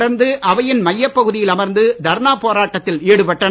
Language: Tamil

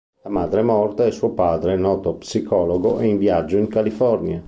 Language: Italian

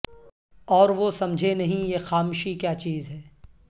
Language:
Urdu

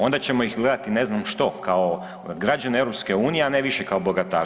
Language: Croatian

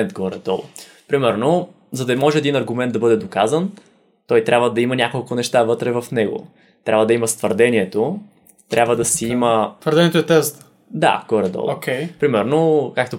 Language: Bulgarian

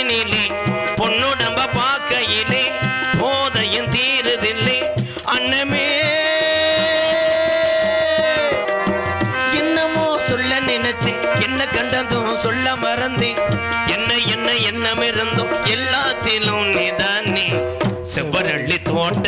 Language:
Tamil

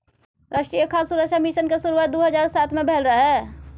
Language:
Maithili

